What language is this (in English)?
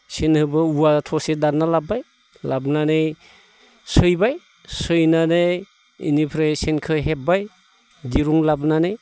Bodo